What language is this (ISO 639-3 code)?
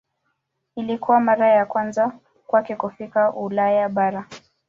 swa